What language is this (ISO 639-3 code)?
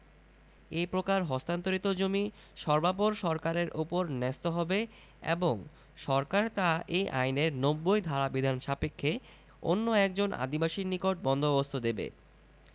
ben